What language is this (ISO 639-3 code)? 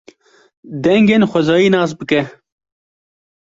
kur